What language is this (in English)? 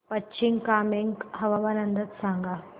Marathi